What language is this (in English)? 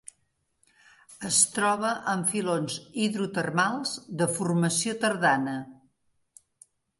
Catalan